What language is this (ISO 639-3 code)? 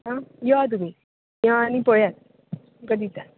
kok